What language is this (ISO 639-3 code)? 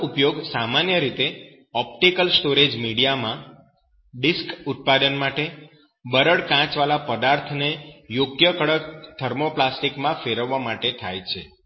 guj